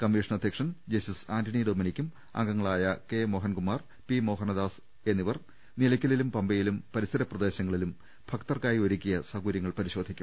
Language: Malayalam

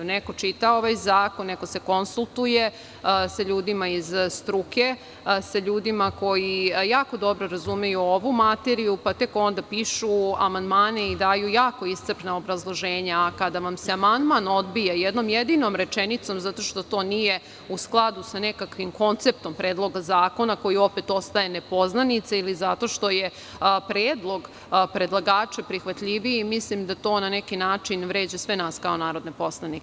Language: Serbian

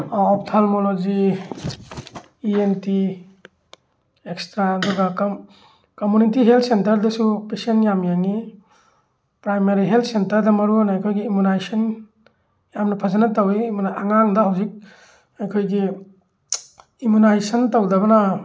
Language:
Manipuri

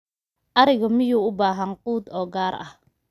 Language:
Somali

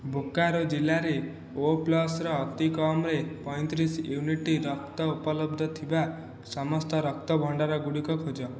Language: Odia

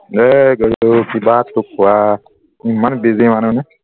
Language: Assamese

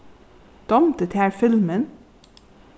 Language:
Faroese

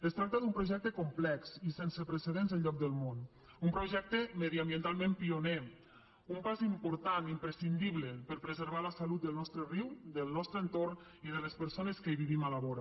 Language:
Catalan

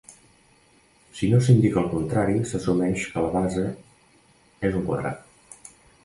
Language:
Catalan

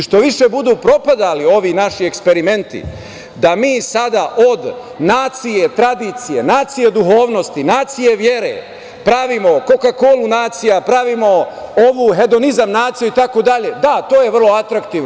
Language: Serbian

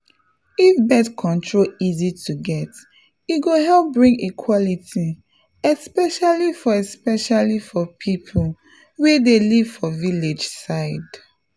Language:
Nigerian Pidgin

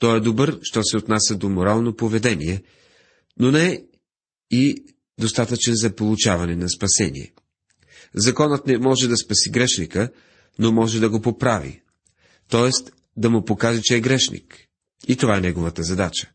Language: Bulgarian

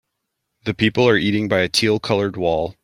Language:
English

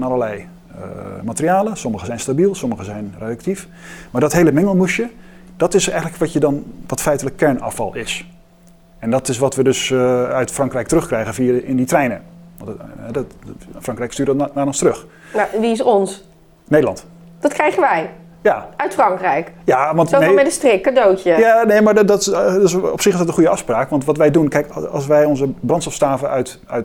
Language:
Dutch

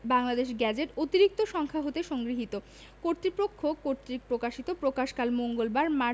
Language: Bangla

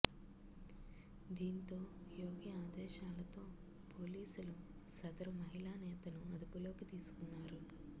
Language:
Telugu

